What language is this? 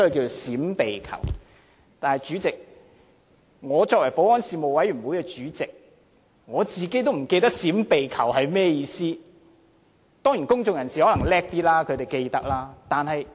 Cantonese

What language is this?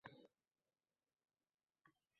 Uzbek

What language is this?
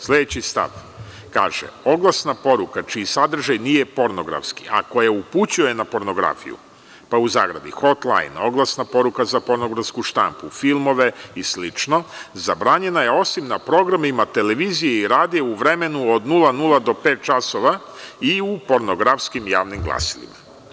Serbian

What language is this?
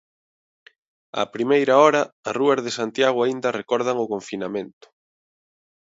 Galician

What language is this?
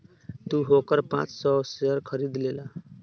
Bhojpuri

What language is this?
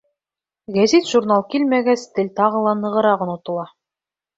Bashkir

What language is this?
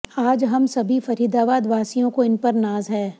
Hindi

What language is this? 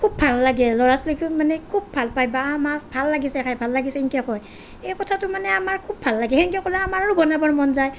Assamese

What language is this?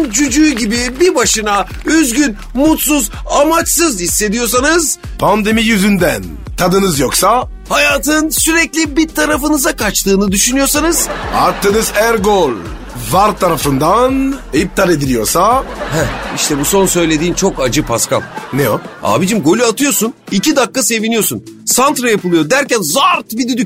Turkish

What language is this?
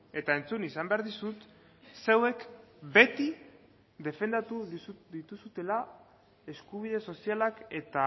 Basque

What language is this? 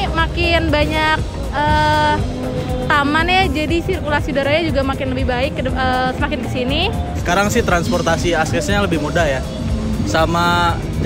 Indonesian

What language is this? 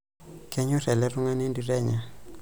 Masai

